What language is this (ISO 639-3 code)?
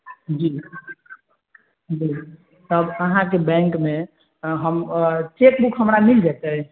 mai